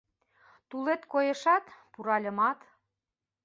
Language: Mari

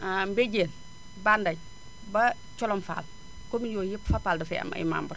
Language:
Wolof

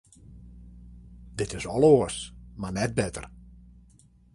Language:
Western Frisian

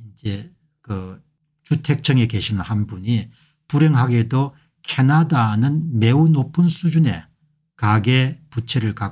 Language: Korean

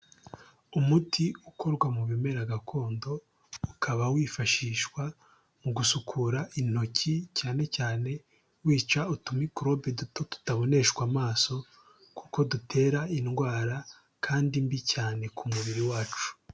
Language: Kinyarwanda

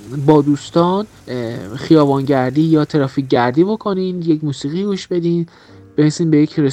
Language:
Persian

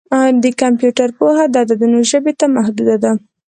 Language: Pashto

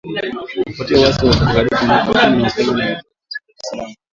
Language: Swahili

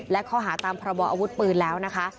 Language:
Thai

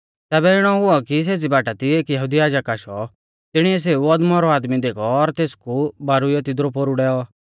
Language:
Mahasu Pahari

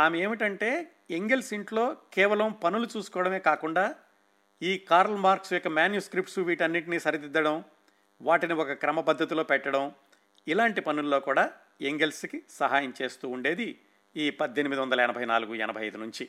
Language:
Telugu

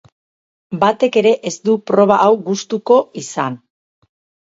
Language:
Basque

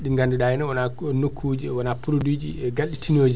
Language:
Fula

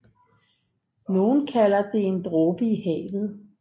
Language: Danish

